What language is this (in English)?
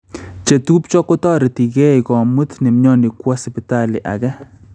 Kalenjin